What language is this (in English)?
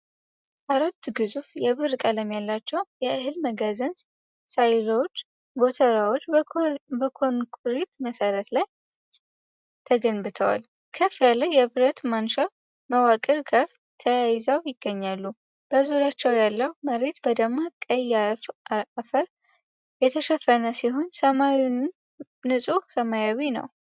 Amharic